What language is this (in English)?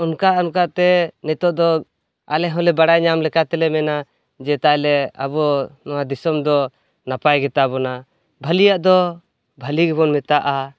Santali